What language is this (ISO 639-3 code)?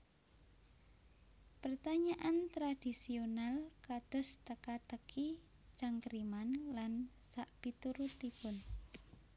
jav